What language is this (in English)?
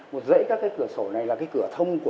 Vietnamese